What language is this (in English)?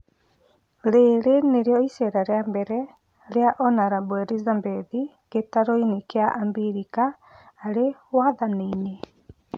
Kikuyu